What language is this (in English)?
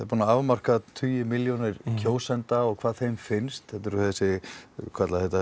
Icelandic